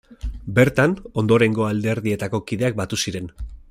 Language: Basque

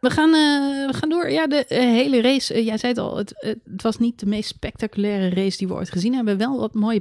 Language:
Dutch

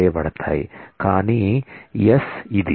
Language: Telugu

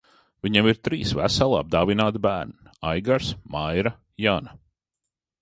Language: Latvian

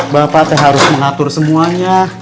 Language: Indonesian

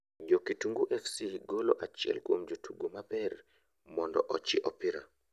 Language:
Luo (Kenya and Tanzania)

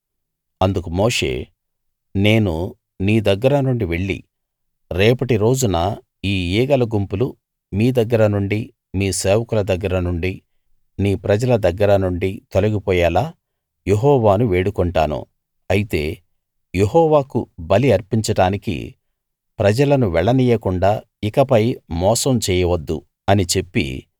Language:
Telugu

